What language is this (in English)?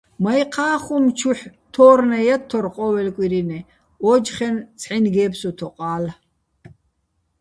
Bats